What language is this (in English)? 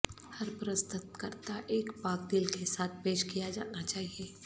Urdu